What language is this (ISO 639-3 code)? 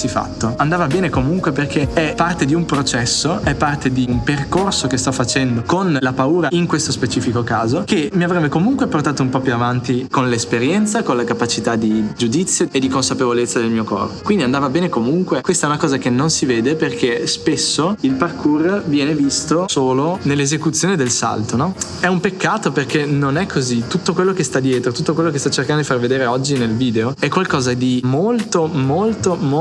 ita